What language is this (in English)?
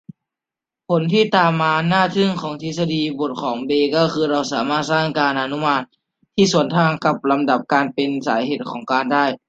Thai